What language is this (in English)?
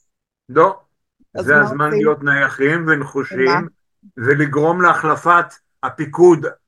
Hebrew